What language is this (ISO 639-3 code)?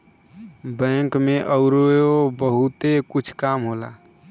bho